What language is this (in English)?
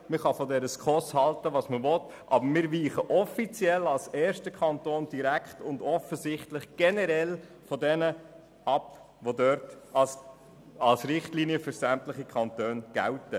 Swiss German